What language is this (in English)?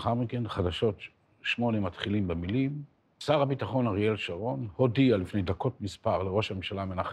Hebrew